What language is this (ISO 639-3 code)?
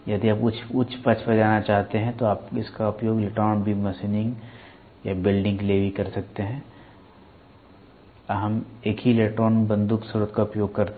hin